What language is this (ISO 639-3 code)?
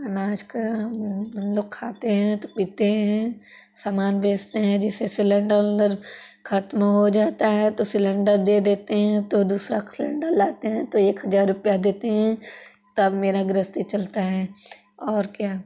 hin